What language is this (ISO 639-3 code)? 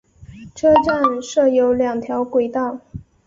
zho